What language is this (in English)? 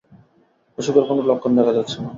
Bangla